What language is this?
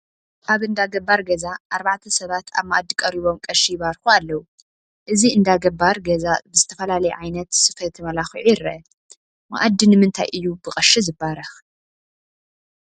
Tigrinya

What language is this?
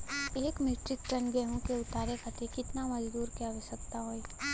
Bhojpuri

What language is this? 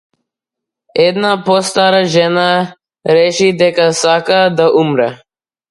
Macedonian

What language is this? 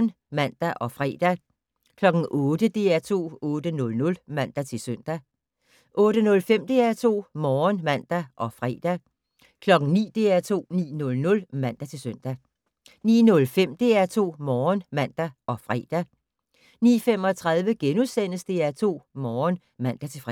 Danish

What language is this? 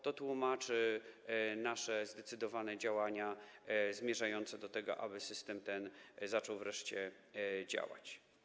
Polish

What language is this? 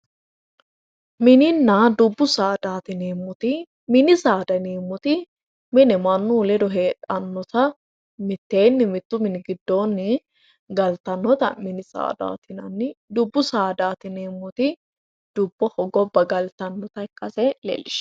Sidamo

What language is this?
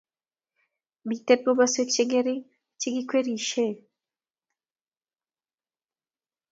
Kalenjin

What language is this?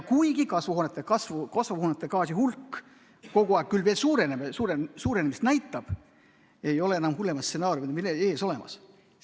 Estonian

